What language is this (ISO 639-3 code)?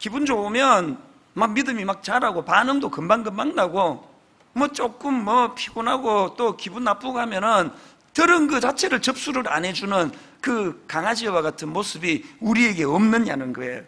kor